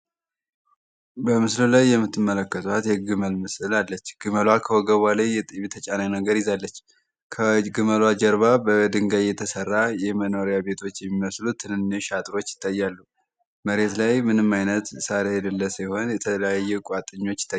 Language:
Amharic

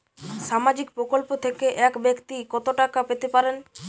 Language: Bangla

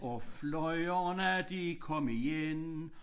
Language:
Danish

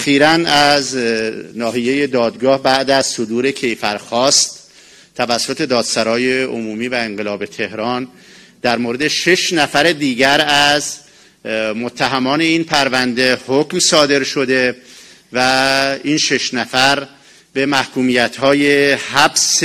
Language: Persian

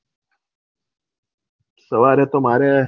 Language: Gujarati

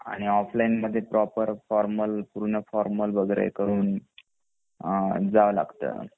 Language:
Marathi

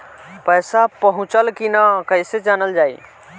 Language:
Bhojpuri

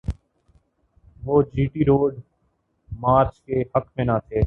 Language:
Urdu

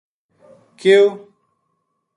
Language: Gujari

